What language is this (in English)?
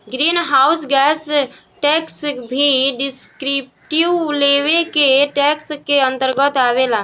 Bhojpuri